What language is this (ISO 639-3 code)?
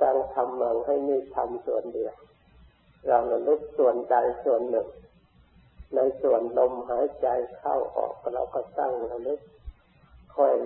tha